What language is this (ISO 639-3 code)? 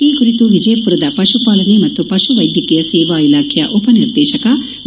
kan